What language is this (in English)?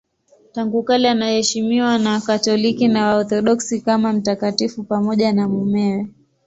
Swahili